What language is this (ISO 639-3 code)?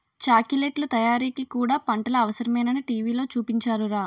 tel